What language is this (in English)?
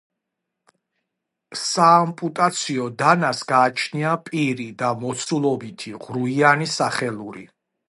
Georgian